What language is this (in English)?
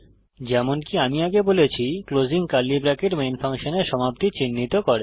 Bangla